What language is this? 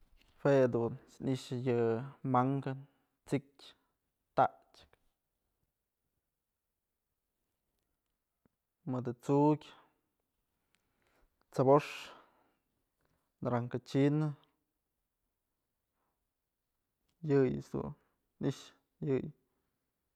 Mazatlán Mixe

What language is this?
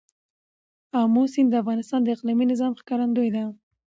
Pashto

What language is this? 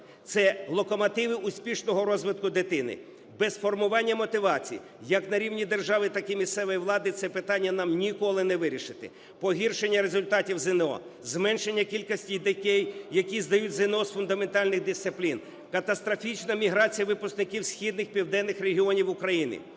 Ukrainian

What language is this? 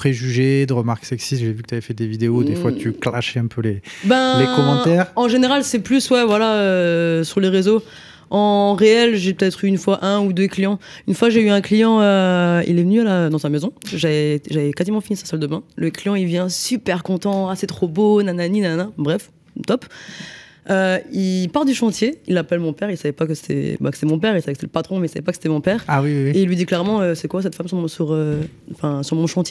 French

